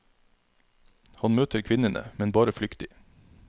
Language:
Norwegian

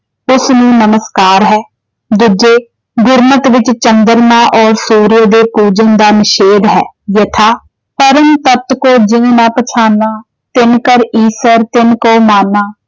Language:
Punjabi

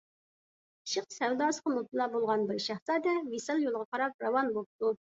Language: Uyghur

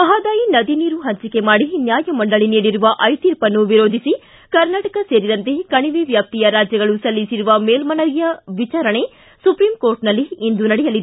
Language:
Kannada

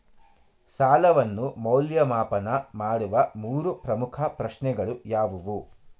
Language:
Kannada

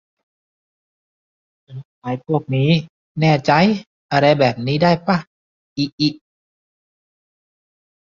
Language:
Thai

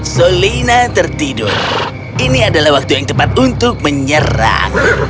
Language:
Indonesian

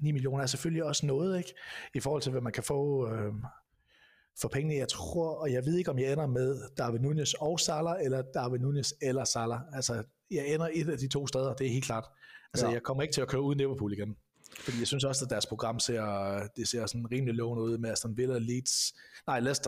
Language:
Danish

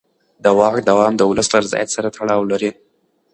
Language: Pashto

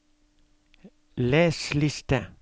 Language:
Norwegian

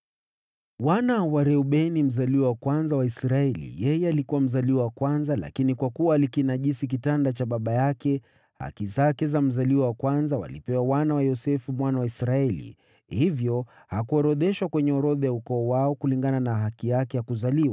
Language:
Swahili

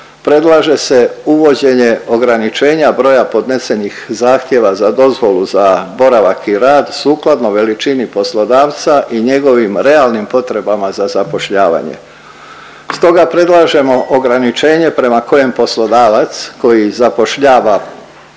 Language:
Croatian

